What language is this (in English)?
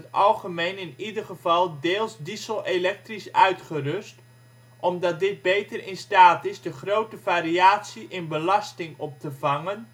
Dutch